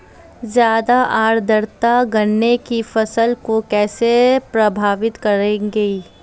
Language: Hindi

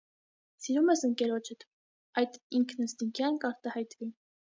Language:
Armenian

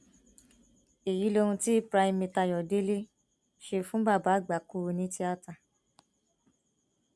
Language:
Yoruba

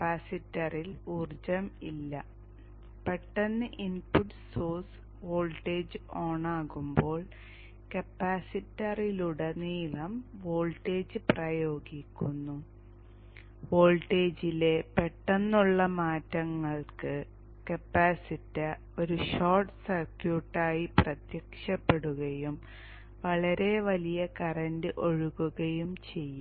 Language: Malayalam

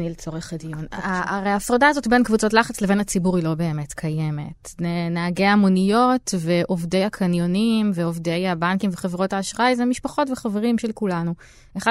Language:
Hebrew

